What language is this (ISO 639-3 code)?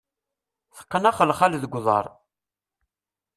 kab